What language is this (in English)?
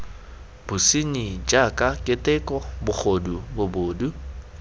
Tswana